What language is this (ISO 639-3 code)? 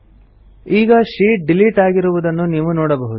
kan